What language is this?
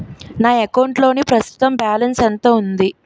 Telugu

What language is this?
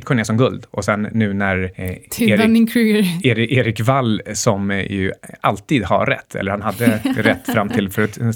Swedish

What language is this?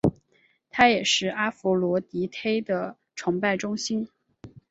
Chinese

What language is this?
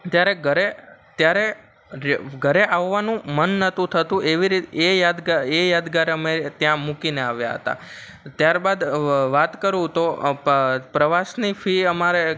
Gujarati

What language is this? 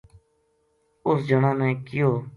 Gujari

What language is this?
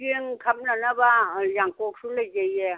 Manipuri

